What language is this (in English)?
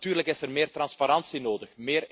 Dutch